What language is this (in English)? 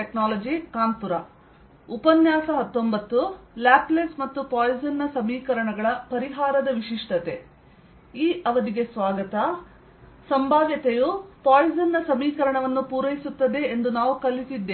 Kannada